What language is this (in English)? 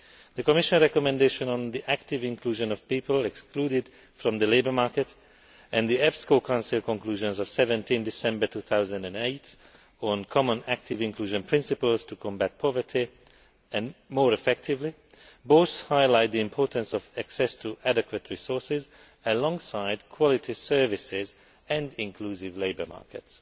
English